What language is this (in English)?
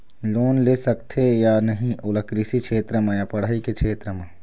Chhattisgarhi